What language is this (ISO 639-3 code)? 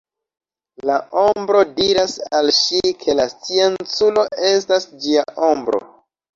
epo